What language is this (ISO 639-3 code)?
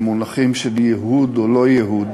heb